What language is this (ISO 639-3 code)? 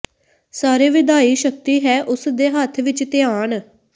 pan